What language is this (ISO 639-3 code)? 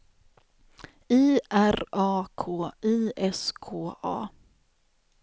swe